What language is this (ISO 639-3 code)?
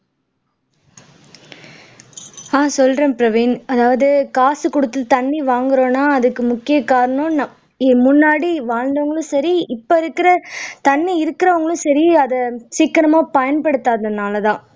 tam